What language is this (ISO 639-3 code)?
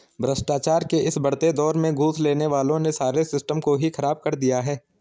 hin